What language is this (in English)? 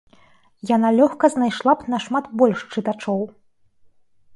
Belarusian